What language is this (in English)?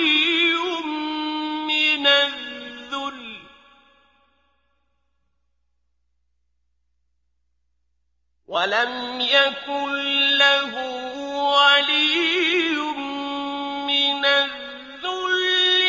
Arabic